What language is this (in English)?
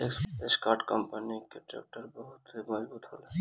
Bhojpuri